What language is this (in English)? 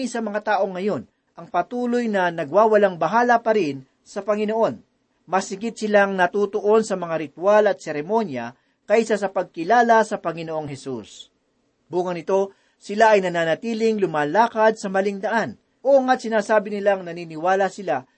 Filipino